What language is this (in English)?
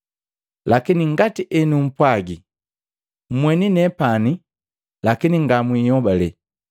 Matengo